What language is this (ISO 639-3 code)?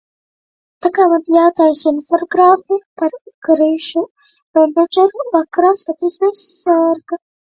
lav